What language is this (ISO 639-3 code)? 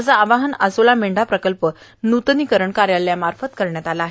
mar